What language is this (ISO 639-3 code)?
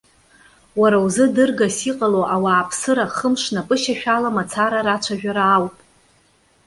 abk